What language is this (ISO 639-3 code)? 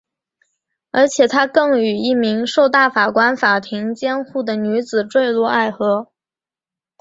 zho